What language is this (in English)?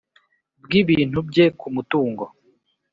Kinyarwanda